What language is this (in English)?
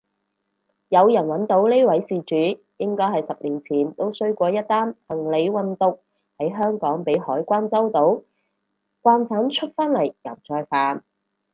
Cantonese